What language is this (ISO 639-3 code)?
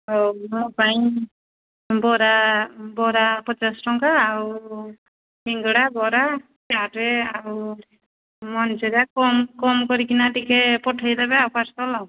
ori